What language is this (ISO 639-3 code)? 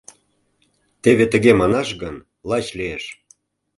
chm